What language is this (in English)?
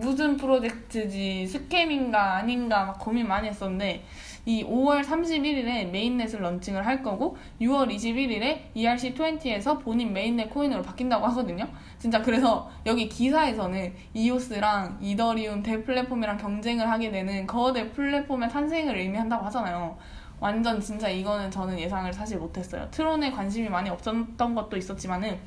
Korean